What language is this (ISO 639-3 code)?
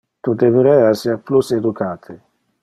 ina